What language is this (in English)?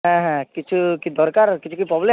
Bangla